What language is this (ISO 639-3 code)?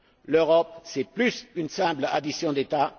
fra